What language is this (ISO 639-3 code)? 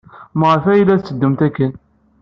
kab